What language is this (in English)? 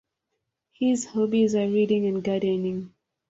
English